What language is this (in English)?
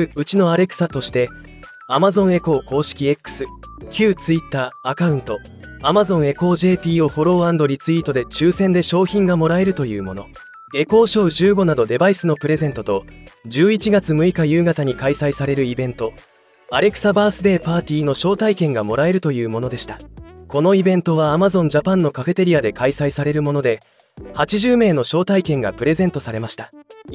Japanese